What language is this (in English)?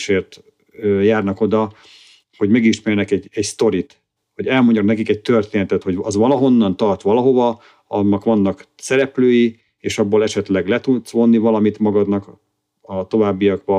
Hungarian